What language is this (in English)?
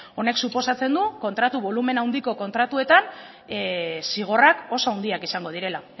Basque